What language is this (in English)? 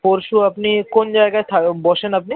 Bangla